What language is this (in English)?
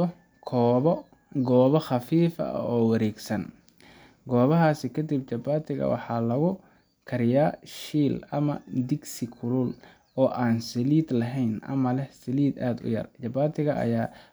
Somali